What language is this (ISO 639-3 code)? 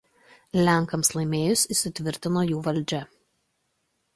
lit